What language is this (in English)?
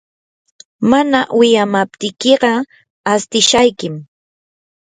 Yanahuanca Pasco Quechua